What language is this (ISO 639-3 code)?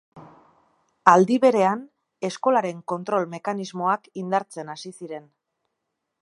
eus